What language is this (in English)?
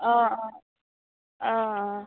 Assamese